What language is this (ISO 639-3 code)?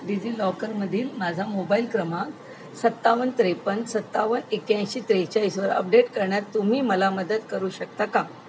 mar